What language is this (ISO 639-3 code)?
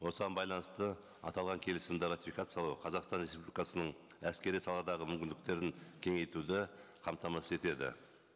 kaz